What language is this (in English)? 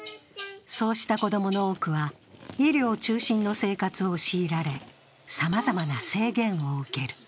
Japanese